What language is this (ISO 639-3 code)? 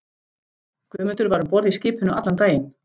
isl